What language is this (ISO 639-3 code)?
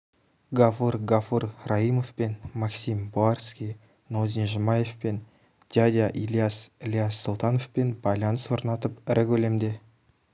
kaz